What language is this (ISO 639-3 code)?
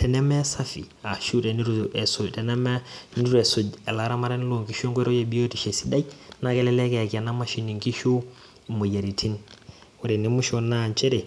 mas